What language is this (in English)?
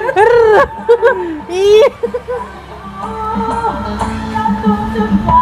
Indonesian